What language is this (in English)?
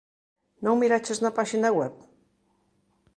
Galician